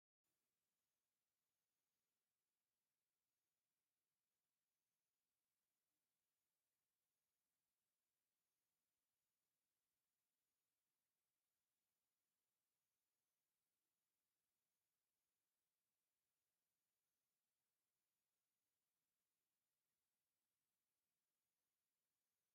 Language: Tigrinya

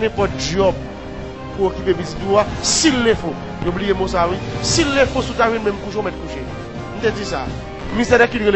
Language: French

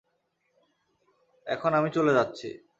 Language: Bangla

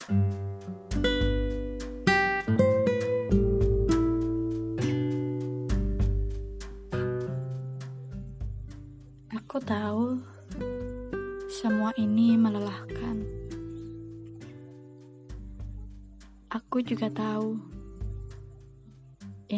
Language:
Indonesian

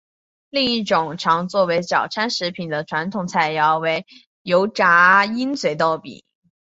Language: Chinese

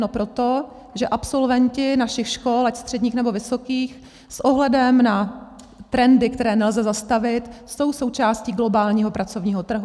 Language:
Czech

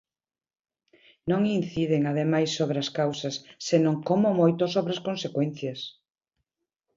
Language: Galician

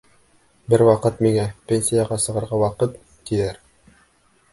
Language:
Bashkir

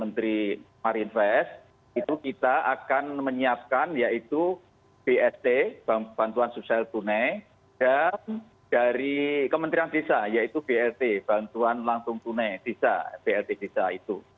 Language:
Indonesian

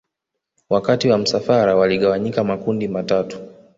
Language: Swahili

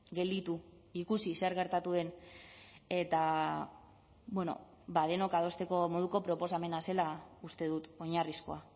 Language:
Basque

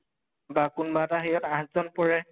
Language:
Assamese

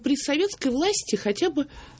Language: Russian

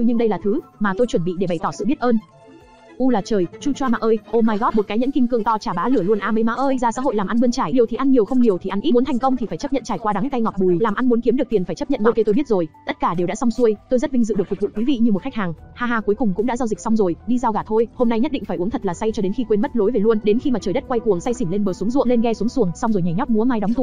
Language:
Vietnamese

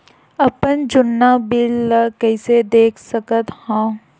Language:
Chhattisgarhi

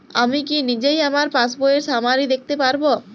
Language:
Bangla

